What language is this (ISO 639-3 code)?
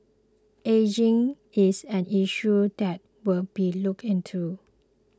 eng